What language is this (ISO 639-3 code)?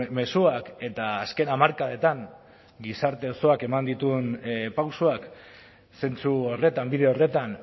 eus